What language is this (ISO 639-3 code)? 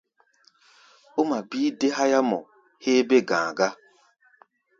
gba